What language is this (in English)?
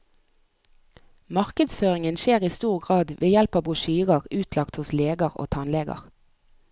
Norwegian